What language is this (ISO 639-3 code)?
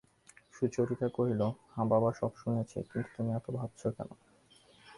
ben